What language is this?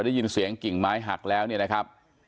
Thai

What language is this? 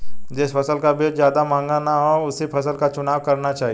Hindi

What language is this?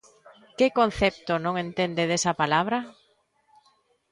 Galician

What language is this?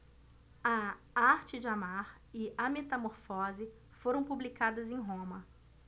Portuguese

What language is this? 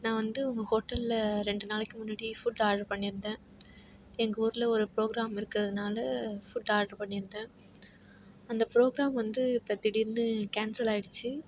Tamil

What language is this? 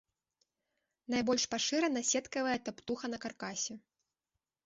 Belarusian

